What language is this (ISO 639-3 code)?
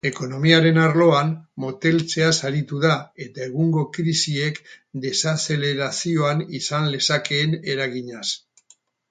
eus